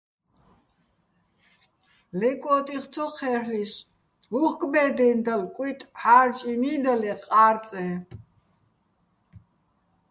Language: Bats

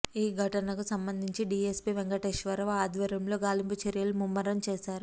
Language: Telugu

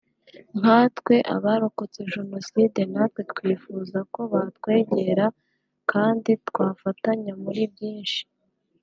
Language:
Kinyarwanda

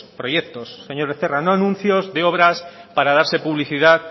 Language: Spanish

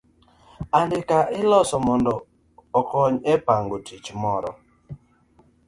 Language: Luo (Kenya and Tanzania)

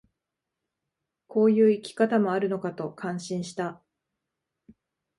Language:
Japanese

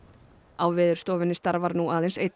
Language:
Icelandic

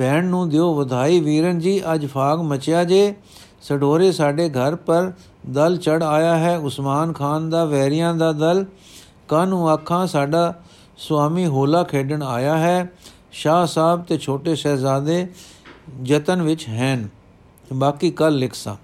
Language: Punjabi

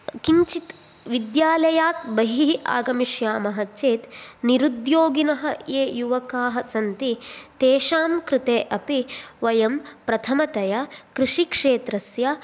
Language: Sanskrit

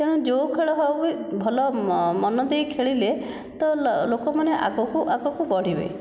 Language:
Odia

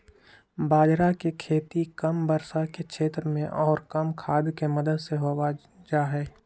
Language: Magahi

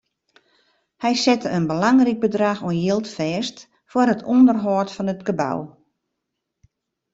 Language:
Western Frisian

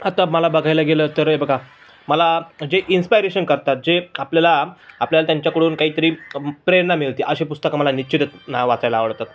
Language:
Marathi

